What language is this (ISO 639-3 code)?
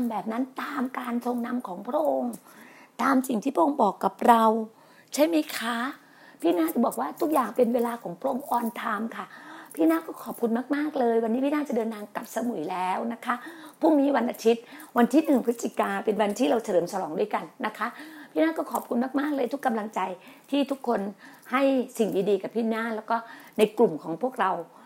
tha